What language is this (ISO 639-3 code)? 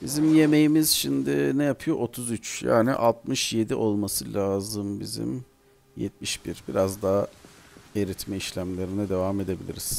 tur